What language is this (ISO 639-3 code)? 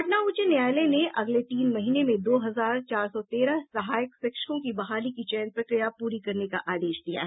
hin